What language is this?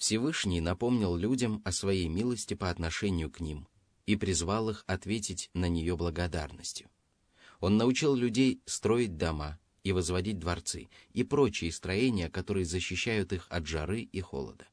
Russian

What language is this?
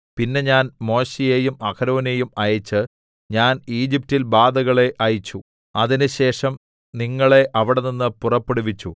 Malayalam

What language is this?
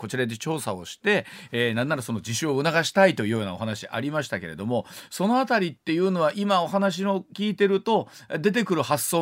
Japanese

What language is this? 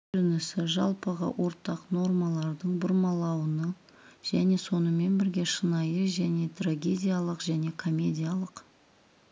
Kazakh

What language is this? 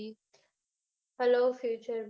Gujarati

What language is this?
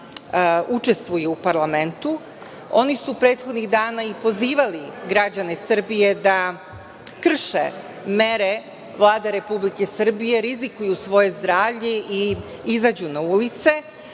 Serbian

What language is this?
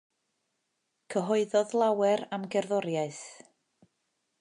Welsh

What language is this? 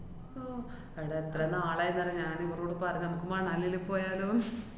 Malayalam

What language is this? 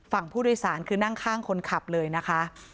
Thai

